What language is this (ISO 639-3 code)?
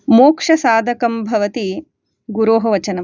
san